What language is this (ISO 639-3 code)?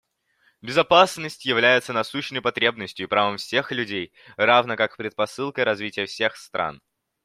rus